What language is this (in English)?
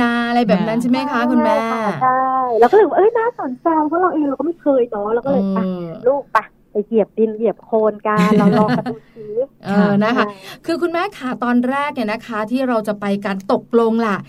Thai